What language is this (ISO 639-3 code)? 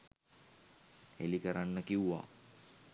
sin